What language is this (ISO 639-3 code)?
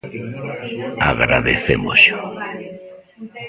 glg